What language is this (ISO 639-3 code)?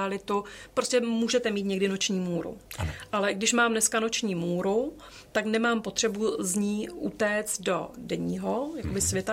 ces